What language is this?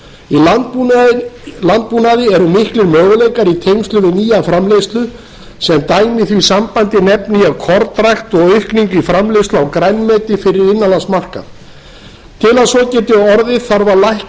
Icelandic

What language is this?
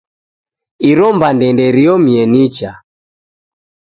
Taita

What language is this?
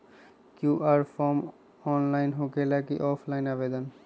Magahi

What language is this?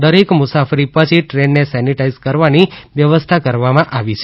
Gujarati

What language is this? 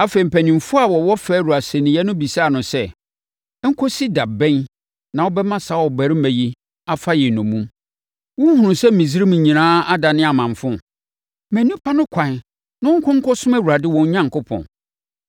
Akan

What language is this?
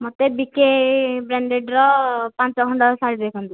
Odia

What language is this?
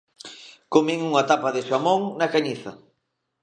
Galician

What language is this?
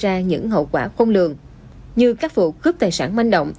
Vietnamese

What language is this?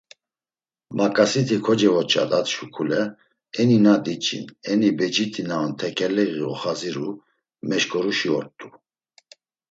Laz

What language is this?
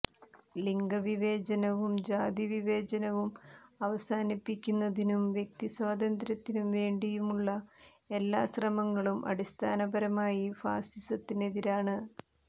Malayalam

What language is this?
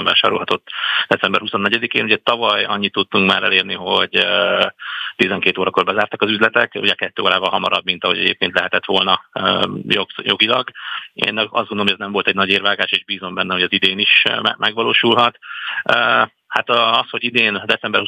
Hungarian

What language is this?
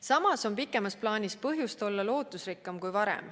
Estonian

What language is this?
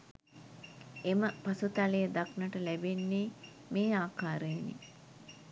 Sinhala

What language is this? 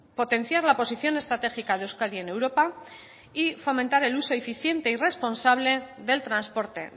Spanish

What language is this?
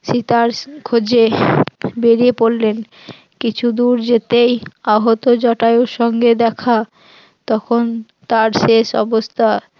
Bangla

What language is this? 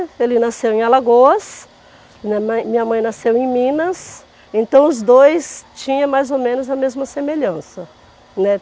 Portuguese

